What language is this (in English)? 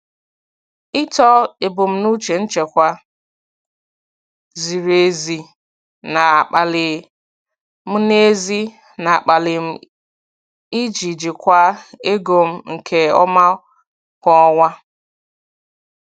Igbo